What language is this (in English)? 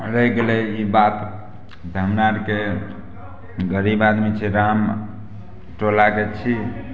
Maithili